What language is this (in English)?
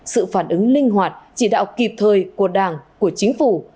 Vietnamese